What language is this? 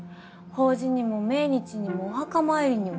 Japanese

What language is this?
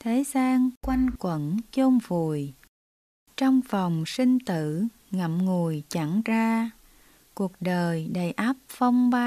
Vietnamese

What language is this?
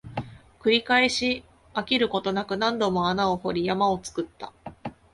Japanese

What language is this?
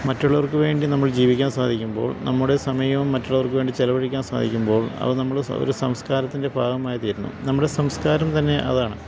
Malayalam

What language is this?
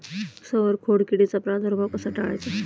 Marathi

